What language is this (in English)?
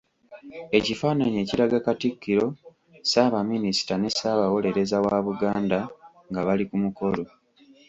Ganda